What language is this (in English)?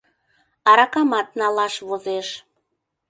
Mari